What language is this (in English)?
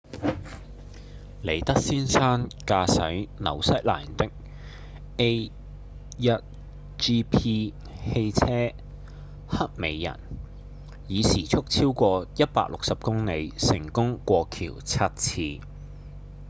Cantonese